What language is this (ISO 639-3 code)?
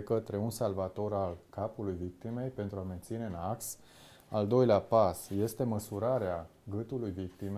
ron